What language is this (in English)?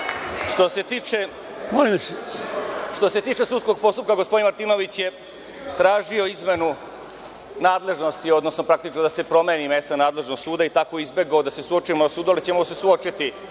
Serbian